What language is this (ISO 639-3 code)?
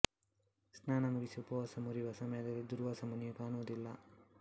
kan